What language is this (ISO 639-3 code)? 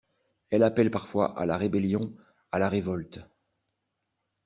fra